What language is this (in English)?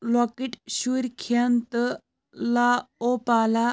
Kashmiri